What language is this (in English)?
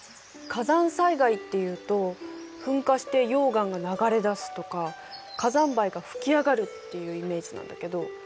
Japanese